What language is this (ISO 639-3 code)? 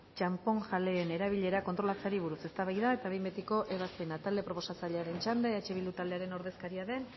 eus